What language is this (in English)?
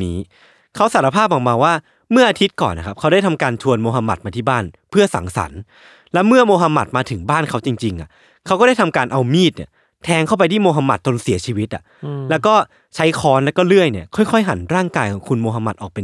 Thai